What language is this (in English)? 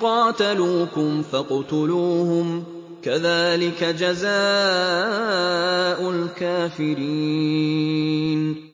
Arabic